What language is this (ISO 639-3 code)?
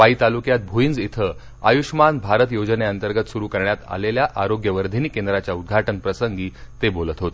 mar